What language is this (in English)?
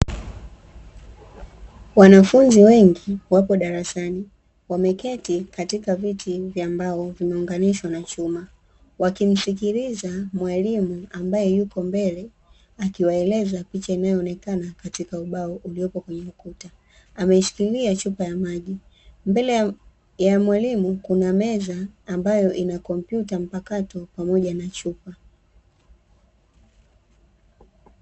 Swahili